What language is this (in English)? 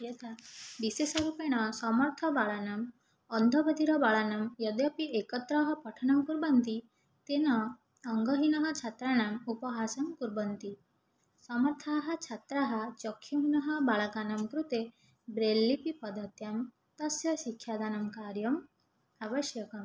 Sanskrit